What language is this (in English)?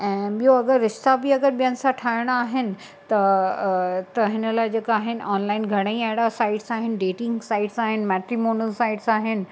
Sindhi